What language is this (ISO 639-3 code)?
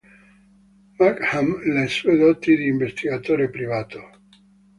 ita